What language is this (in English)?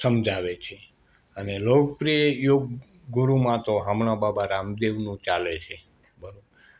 Gujarati